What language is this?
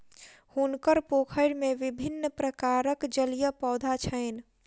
Maithili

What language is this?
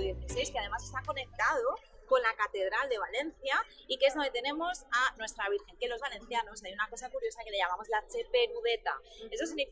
Spanish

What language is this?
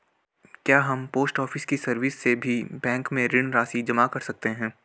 Hindi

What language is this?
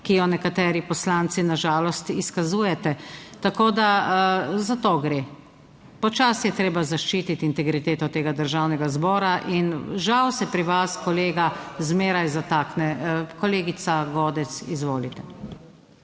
Slovenian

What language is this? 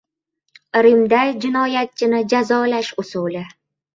Uzbek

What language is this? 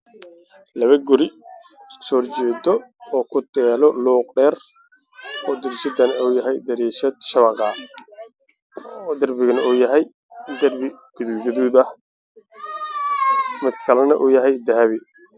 Somali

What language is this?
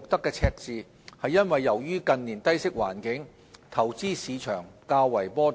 Cantonese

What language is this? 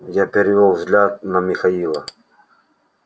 Russian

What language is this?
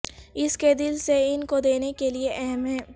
Urdu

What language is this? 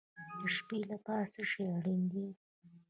Pashto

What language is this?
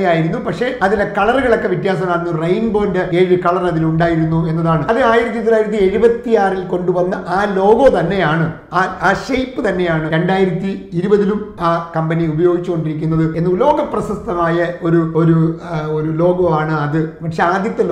Malayalam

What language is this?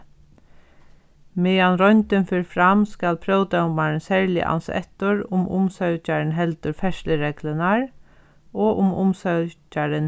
Faroese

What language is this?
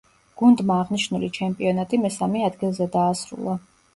Georgian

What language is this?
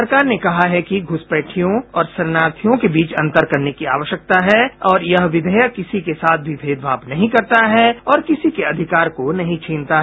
Hindi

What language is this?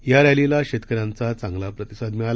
Marathi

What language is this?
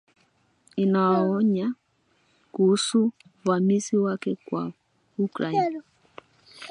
Swahili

